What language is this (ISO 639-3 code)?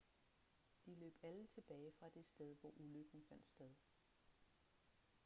dan